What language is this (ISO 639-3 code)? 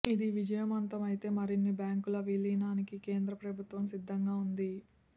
tel